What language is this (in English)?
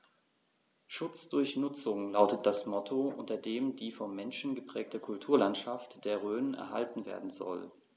German